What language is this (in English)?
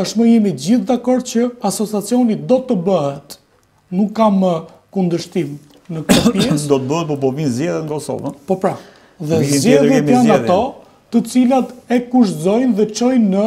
Romanian